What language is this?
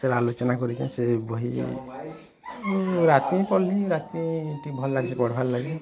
Odia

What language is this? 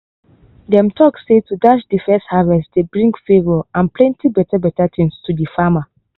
Nigerian Pidgin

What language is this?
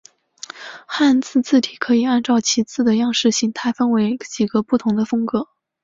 Chinese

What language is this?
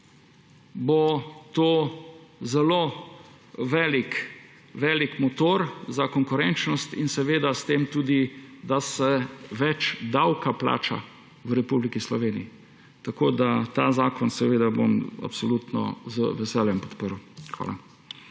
Slovenian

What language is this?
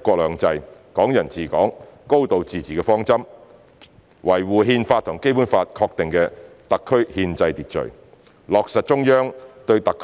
Cantonese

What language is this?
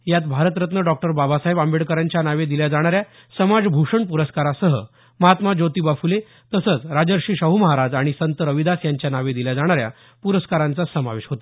Marathi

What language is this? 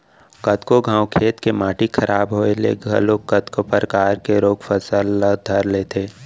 Chhattisgarhi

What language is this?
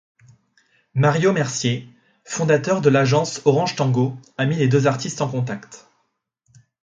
French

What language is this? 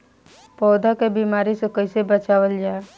Bhojpuri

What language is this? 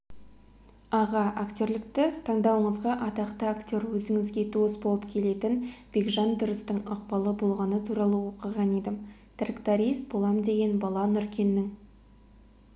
Kazakh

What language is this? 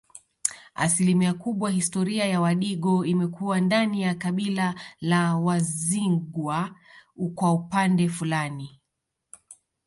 Swahili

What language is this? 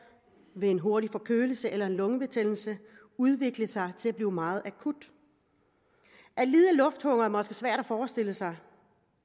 Danish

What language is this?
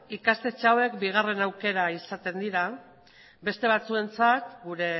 Basque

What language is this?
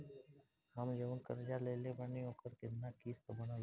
Bhojpuri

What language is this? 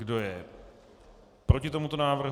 Czech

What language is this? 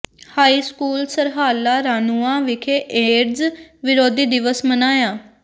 Punjabi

